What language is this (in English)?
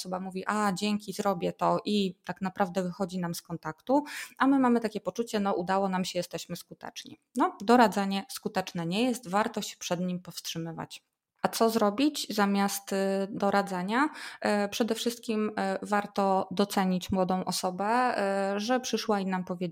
Polish